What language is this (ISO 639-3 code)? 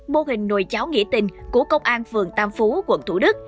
vie